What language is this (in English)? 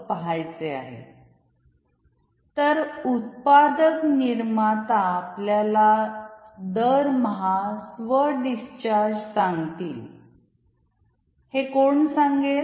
Marathi